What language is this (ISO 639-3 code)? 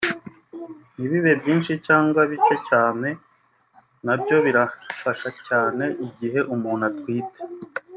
kin